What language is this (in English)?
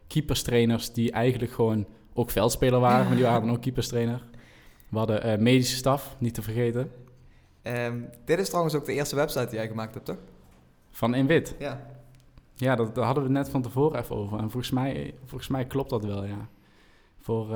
Dutch